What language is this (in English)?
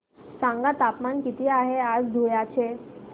Marathi